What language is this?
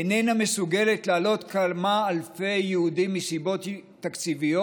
Hebrew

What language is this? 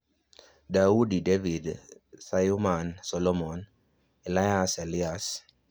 Luo (Kenya and Tanzania)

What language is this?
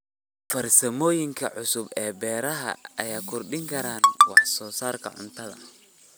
Somali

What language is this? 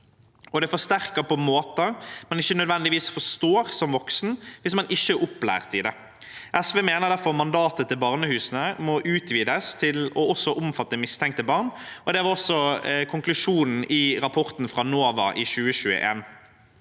Norwegian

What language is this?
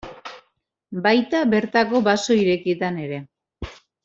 Basque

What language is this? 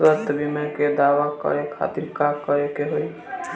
Bhojpuri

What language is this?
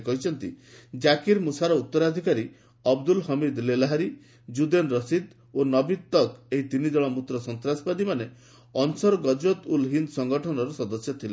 Odia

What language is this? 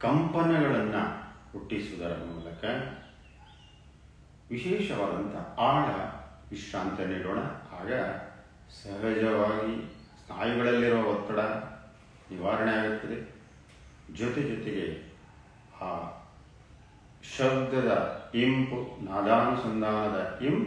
Romanian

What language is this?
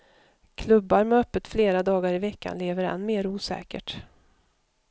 Swedish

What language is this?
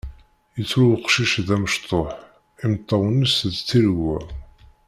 Kabyle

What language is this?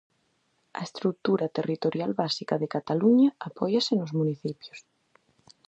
Galician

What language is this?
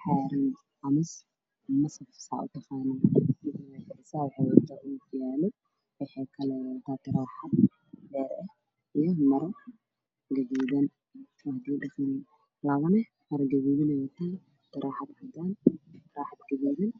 Somali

